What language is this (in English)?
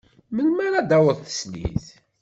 Kabyle